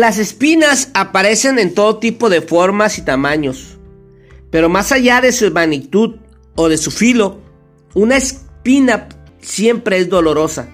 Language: Spanish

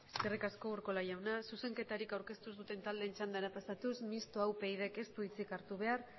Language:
Basque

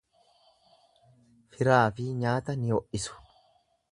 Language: Oromo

